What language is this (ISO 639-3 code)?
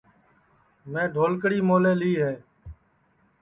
ssi